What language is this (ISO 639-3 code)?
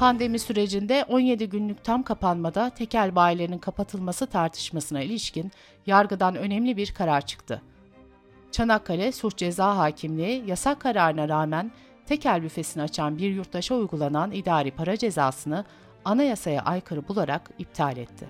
tur